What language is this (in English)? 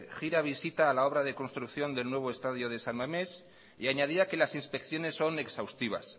Spanish